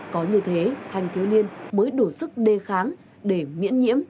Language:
Vietnamese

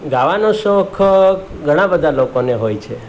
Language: Gujarati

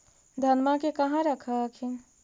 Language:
Magahi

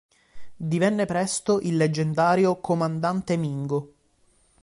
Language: Italian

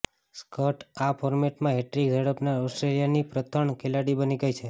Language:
Gujarati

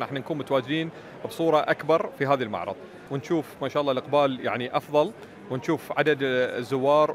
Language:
Arabic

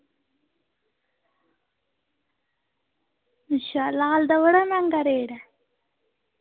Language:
Dogri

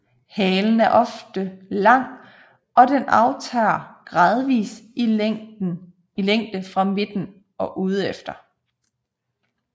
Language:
Danish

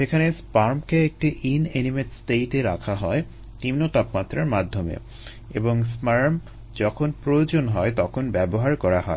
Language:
Bangla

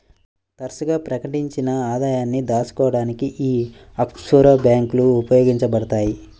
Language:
Telugu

